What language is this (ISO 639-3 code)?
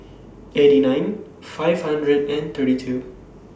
eng